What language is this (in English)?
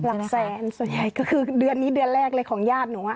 Thai